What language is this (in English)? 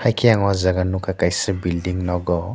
Kok Borok